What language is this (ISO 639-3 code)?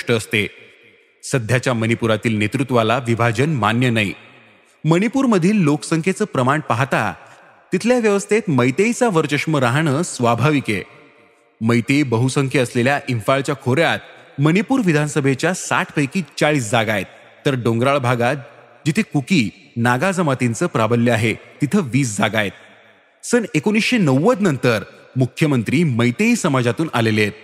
mar